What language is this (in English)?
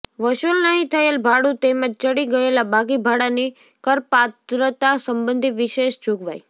Gujarati